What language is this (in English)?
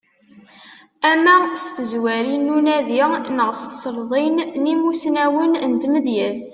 Kabyle